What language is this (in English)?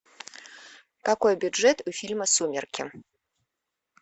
Russian